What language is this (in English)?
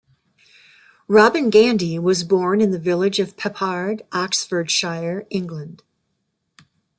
English